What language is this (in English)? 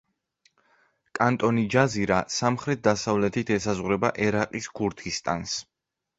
Georgian